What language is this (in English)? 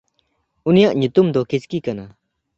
Santali